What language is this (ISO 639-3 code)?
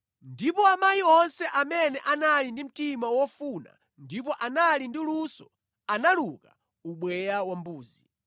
nya